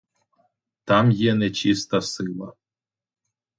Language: Ukrainian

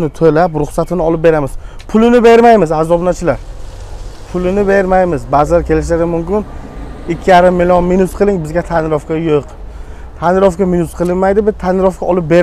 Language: Turkish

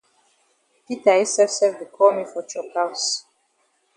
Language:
Cameroon Pidgin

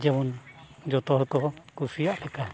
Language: Santali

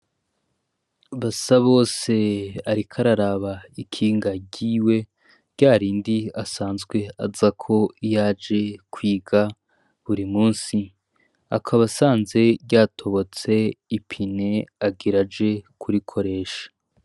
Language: Rundi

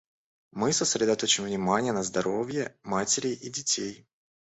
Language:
Russian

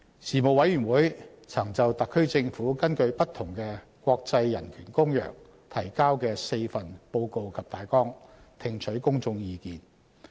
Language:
Cantonese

